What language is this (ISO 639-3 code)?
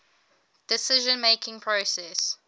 eng